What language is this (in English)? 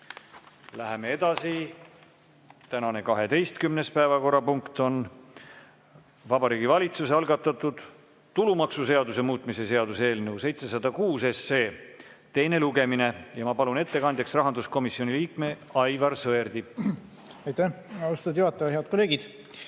Estonian